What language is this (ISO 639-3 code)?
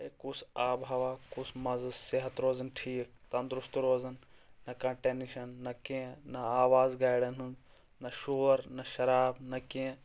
kas